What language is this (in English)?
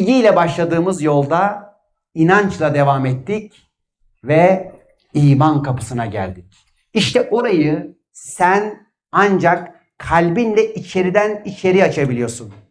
Turkish